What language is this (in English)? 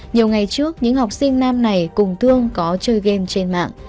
Vietnamese